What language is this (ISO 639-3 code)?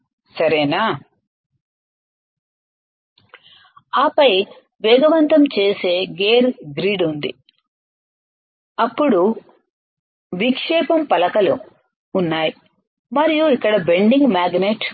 tel